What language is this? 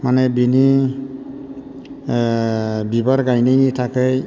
Bodo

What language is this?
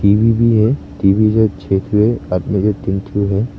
Hindi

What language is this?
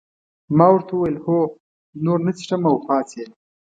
Pashto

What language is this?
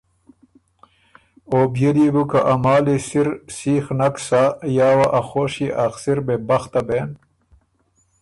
Ormuri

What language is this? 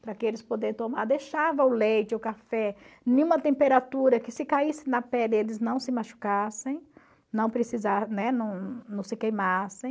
Portuguese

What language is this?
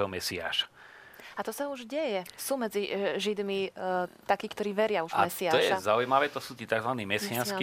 Slovak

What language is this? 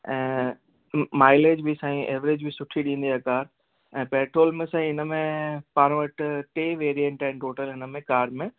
Sindhi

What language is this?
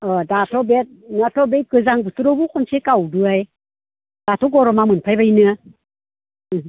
Bodo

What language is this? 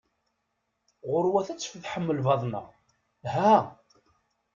Kabyle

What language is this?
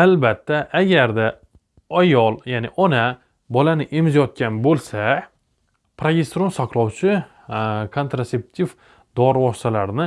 Turkish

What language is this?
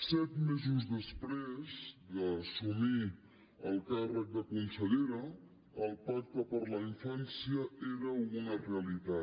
Catalan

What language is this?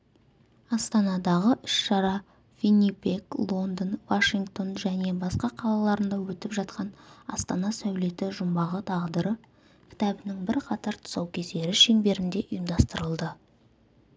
Kazakh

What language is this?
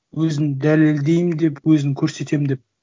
Kazakh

